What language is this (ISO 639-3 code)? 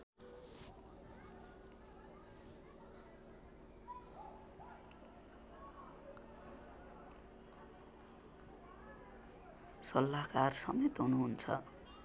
nep